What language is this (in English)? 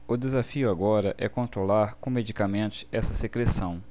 Portuguese